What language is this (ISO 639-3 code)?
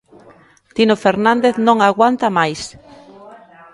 glg